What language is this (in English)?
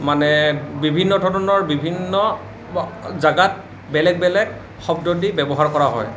Assamese